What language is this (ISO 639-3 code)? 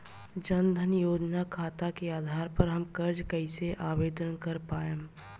bho